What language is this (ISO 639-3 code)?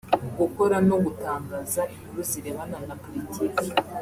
kin